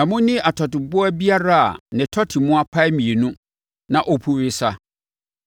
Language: Akan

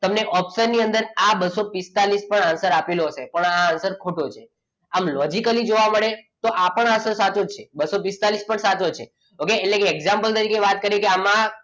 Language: Gujarati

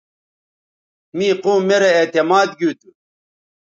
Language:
Bateri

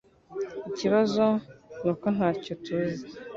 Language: Kinyarwanda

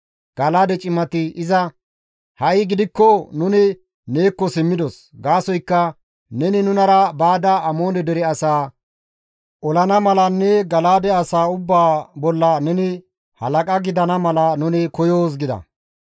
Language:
Gamo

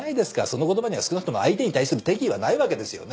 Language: Japanese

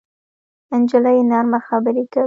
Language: Pashto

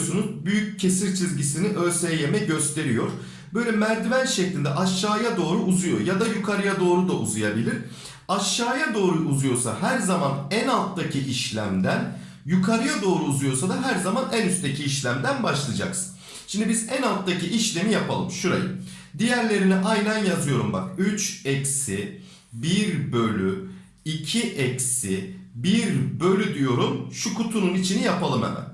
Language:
Turkish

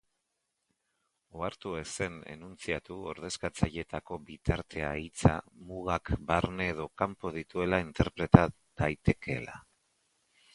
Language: Basque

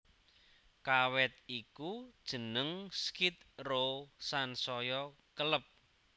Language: Javanese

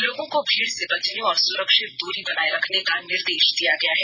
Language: Hindi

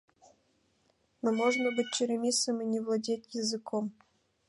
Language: Mari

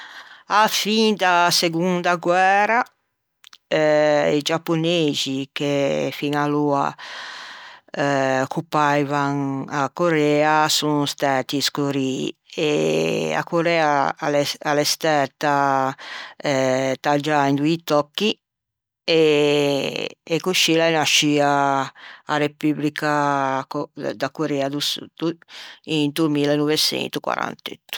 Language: Ligurian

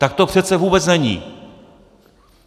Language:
Czech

